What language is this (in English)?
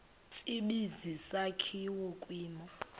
Xhosa